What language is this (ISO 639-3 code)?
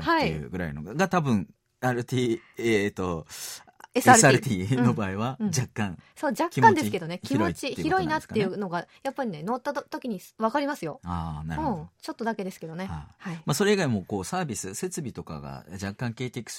jpn